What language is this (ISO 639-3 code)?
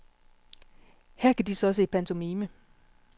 dan